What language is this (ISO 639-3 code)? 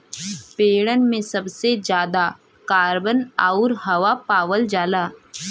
bho